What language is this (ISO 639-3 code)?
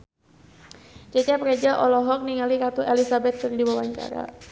sun